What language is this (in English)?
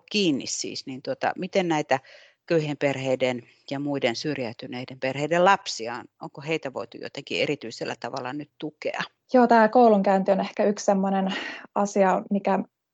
Finnish